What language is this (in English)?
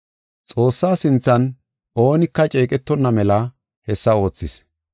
Gofa